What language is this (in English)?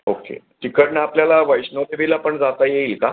Marathi